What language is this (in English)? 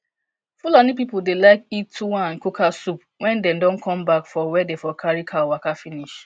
Nigerian Pidgin